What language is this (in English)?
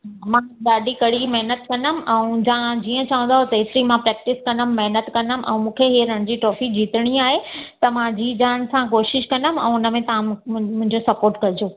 Sindhi